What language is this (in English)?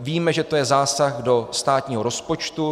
Czech